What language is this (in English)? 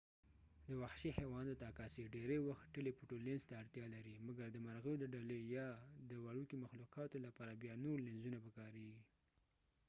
Pashto